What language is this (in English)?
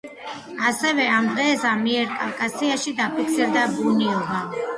Georgian